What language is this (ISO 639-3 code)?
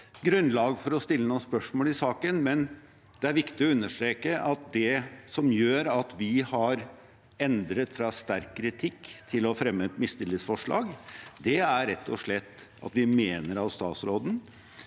nor